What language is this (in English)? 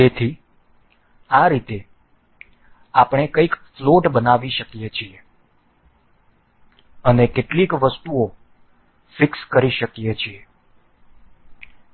Gujarati